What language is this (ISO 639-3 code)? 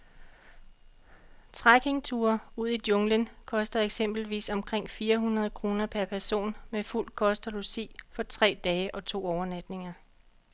dan